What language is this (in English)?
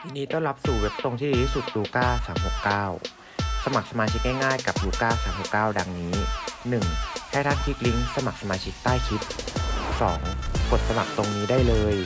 Thai